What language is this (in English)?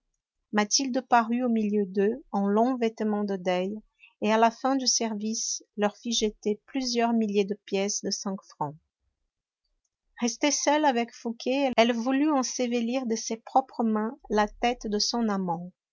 French